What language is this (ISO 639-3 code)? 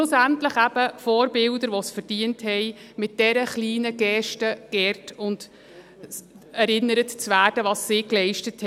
gsw